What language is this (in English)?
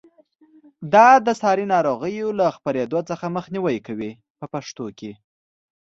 Pashto